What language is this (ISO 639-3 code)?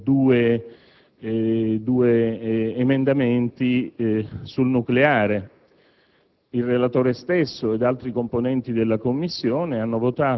ita